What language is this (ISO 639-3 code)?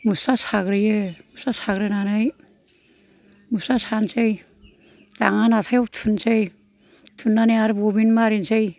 brx